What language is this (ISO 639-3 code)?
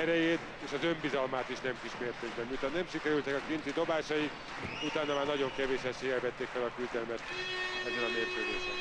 hun